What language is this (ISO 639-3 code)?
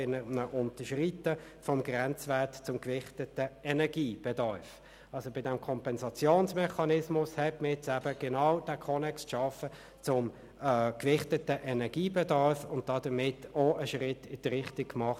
gsw